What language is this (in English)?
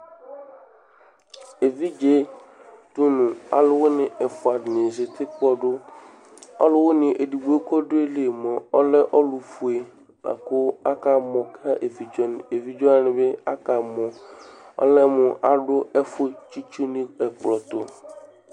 Ikposo